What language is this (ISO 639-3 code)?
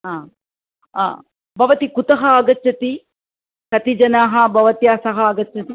san